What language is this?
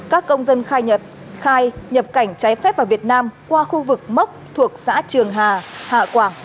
Vietnamese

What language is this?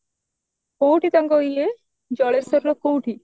Odia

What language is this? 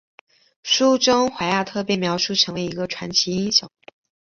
Chinese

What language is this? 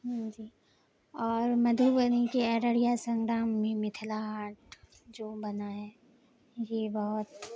Urdu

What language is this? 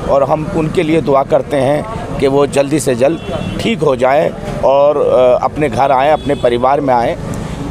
Hindi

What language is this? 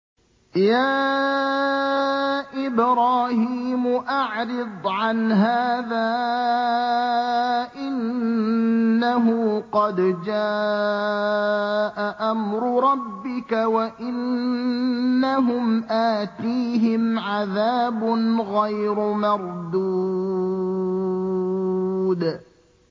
Arabic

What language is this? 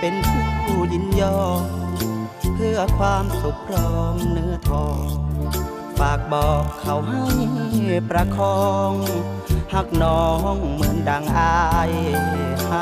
Thai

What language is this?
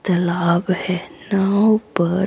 Hindi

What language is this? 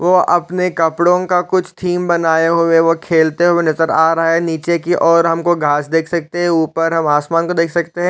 Hindi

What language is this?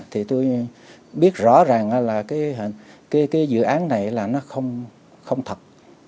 Vietnamese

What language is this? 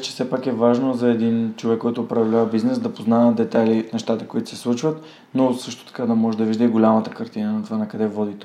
Bulgarian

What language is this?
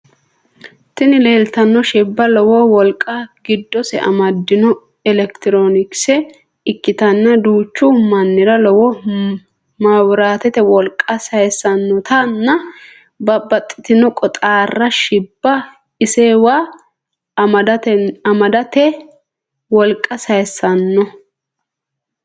Sidamo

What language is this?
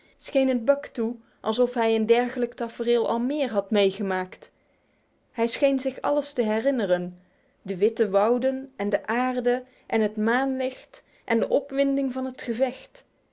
Dutch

